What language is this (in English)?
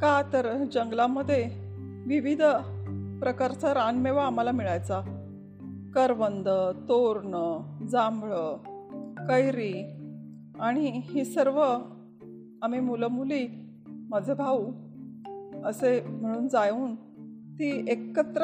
Marathi